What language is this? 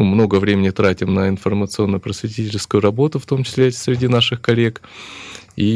Russian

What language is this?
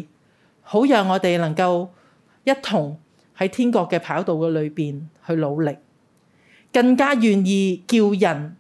Chinese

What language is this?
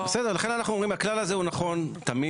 Hebrew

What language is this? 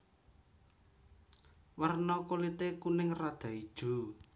Javanese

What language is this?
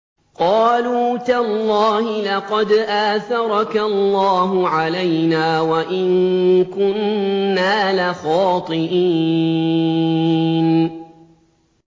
Arabic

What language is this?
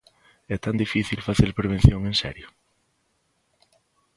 Galician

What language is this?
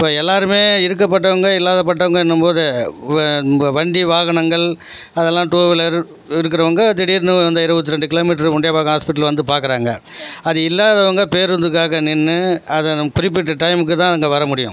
Tamil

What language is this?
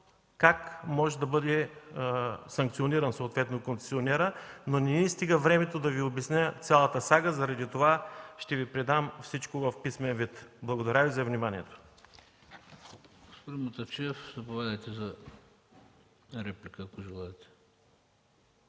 Bulgarian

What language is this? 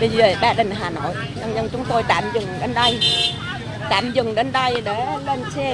Vietnamese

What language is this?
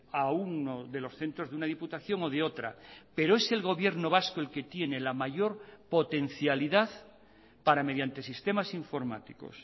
Spanish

